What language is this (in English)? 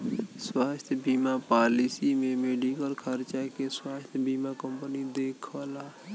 Bhojpuri